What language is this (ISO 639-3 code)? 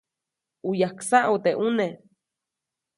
zoc